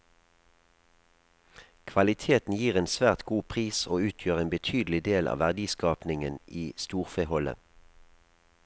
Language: Norwegian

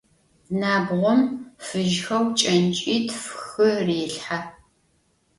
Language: Adyghe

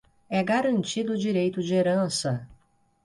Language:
Portuguese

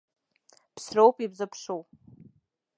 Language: Abkhazian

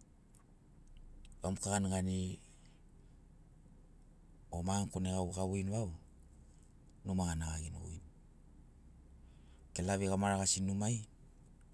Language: Sinaugoro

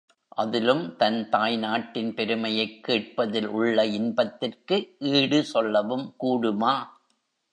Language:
Tamil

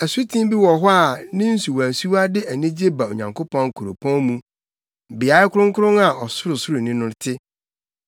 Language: Akan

